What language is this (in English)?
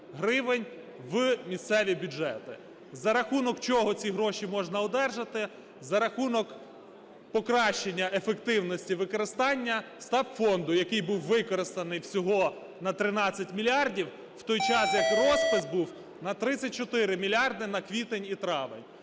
Ukrainian